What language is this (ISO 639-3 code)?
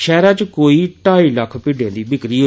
doi